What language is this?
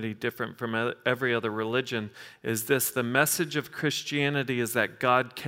English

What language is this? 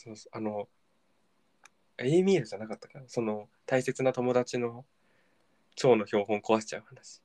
Japanese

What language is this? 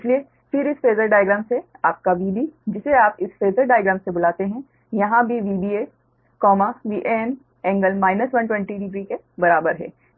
Hindi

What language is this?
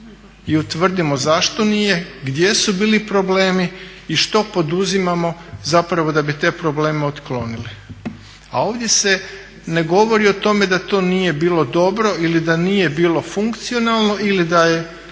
Croatian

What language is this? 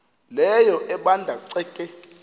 Xhosa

